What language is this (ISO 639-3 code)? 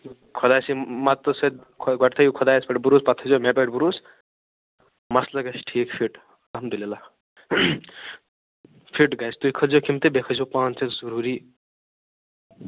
kas